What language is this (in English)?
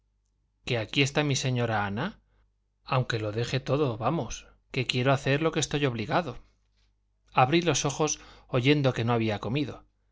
Spanish